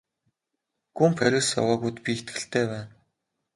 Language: Mongolian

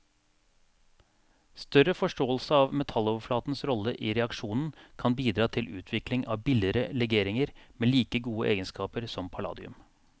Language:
Norwegian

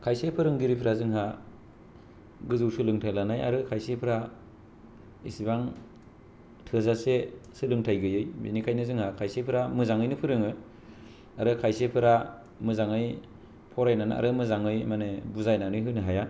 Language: Bodo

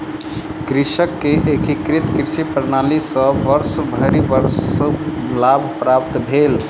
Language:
Maithili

